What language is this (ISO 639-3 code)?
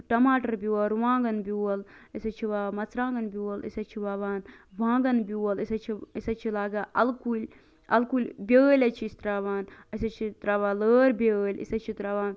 kas